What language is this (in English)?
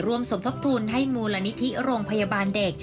Thai